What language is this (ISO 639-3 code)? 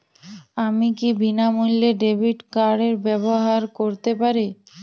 ben